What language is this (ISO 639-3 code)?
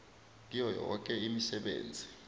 nbl